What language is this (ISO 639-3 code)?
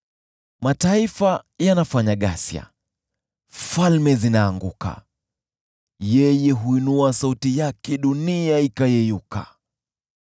swa